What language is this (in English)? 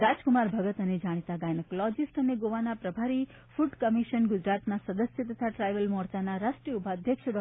Gujarati